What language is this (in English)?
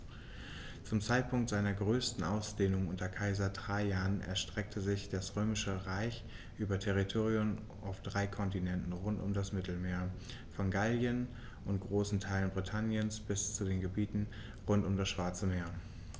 German